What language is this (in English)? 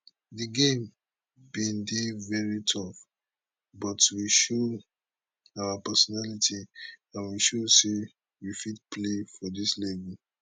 Nigerian Pidgin